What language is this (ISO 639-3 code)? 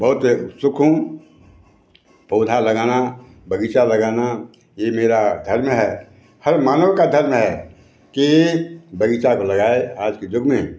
hin